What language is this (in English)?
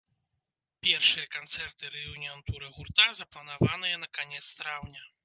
Belarusian